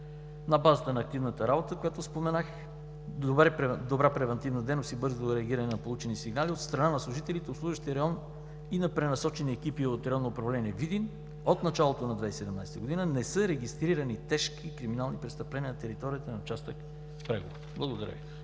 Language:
Bulgarian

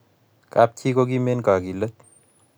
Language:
Kalenjin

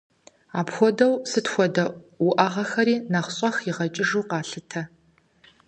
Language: Kabardian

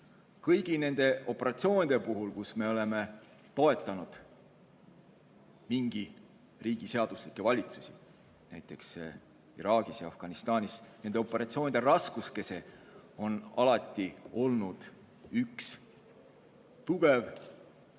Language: Estonian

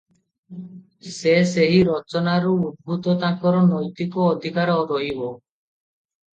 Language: Odia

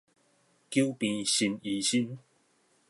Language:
Min Nan Chinese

